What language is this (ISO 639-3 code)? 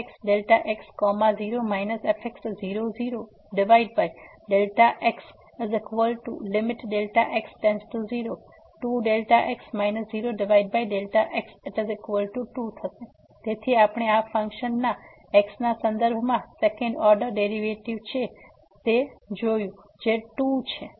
guj